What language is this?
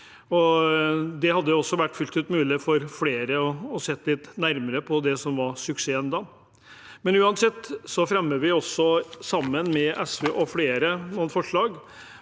Norwegian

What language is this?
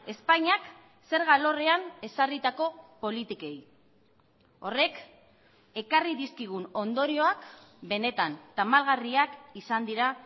Basque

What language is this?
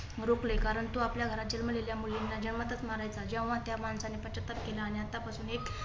Marathi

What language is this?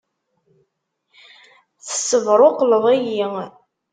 Kabyle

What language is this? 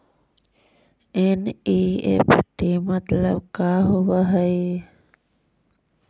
Magahi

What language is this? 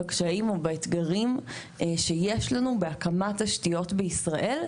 Hebrew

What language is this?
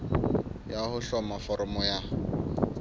Southern Sotho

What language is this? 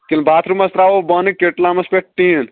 Kashmiri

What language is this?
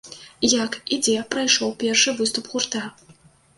Belarusian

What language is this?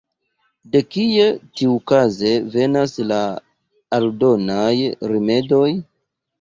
Esperanto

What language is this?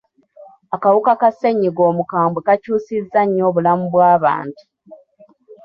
Ganda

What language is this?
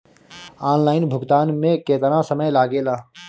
Bhojpuri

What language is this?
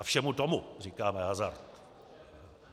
Czech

